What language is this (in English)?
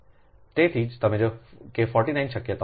Gujarati